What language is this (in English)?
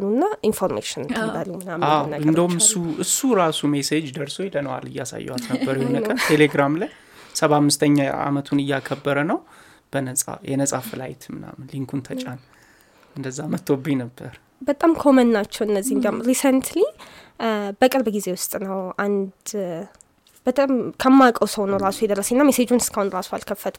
Amharic